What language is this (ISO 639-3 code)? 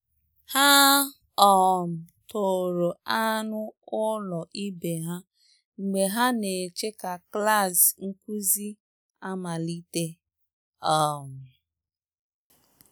ibo